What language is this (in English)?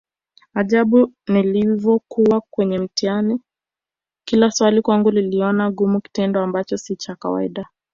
Swahili